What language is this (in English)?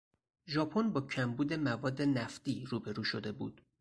Persian